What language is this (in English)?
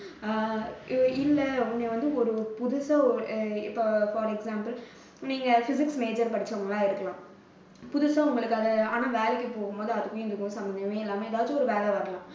Tamil